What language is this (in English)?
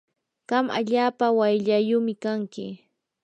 Yanahuanca Pasco Quechua